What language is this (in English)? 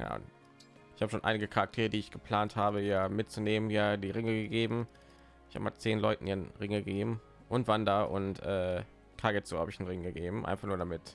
German